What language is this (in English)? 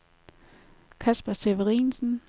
Danish